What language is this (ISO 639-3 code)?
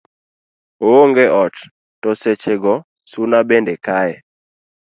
luo